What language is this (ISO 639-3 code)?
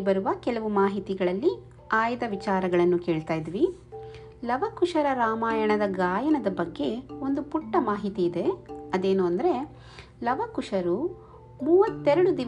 kan